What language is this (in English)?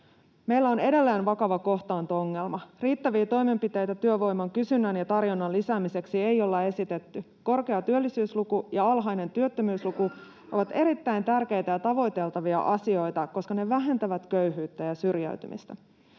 Finnish